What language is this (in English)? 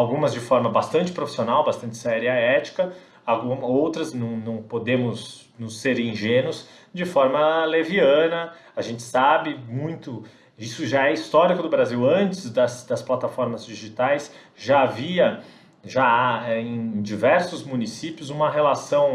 Portuguese